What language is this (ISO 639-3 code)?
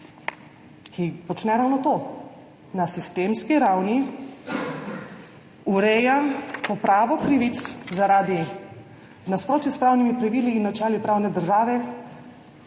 slv